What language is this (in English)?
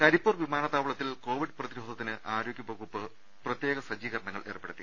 Malayalam